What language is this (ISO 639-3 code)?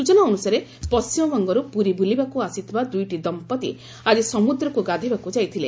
ori